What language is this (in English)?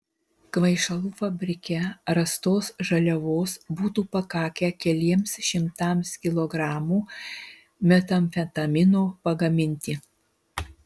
Lithuanian